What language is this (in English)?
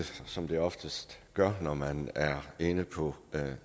Danish